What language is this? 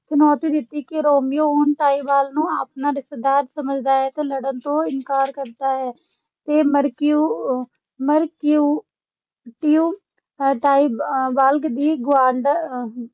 Punjabi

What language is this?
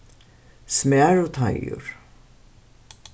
Faroese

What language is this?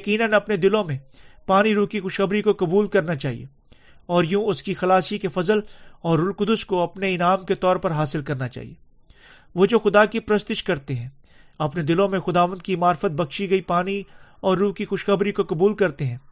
Urdu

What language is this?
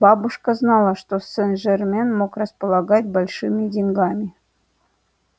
Russian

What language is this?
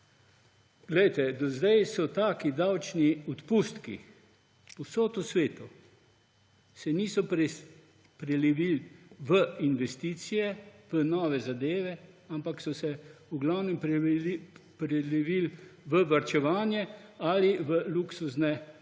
Slovenian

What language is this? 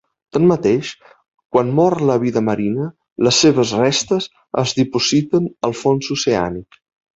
Catalan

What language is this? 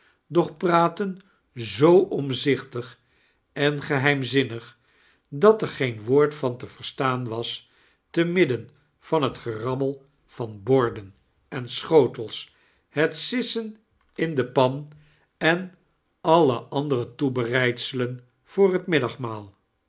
Dutch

